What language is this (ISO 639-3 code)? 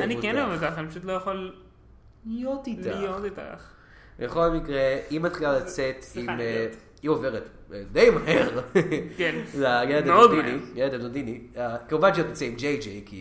heb